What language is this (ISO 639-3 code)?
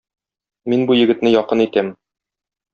tat